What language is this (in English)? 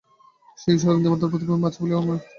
Bangla